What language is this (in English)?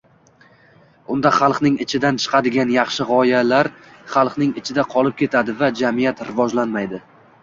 Uzbek